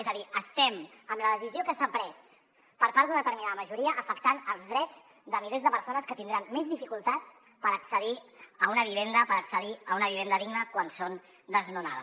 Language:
Catalan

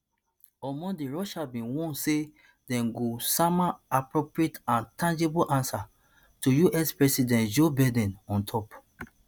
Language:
Nigerian Pidgin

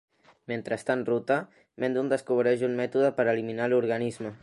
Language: Catalan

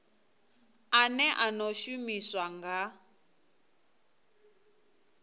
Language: Venda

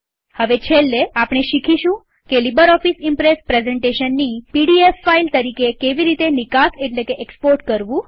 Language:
Gujarati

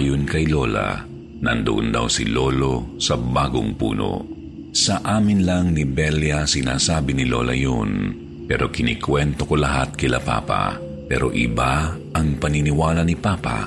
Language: Filipino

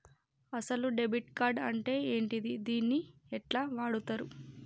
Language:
Telugu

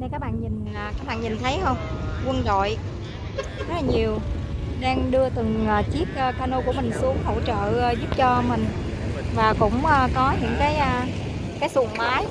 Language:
Vietnamese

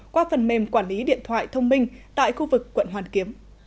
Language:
Vietnamese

